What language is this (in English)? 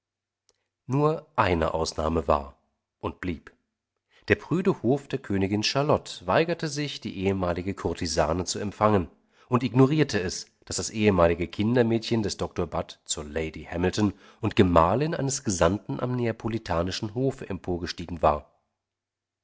German